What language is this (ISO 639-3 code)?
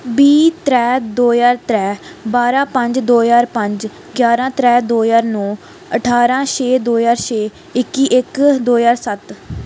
doi